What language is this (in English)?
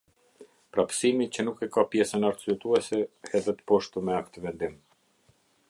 Albanian